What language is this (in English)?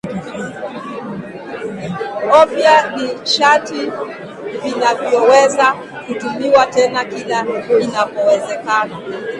Swahili